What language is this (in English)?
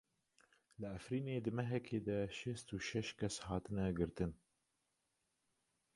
Kurdish